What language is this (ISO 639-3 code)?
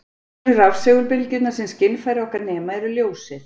isl